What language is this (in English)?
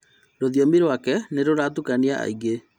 Kikuyu